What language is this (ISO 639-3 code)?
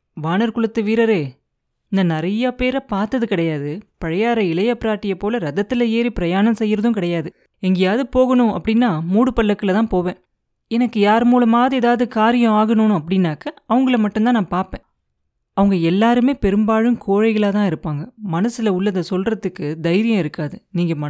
tam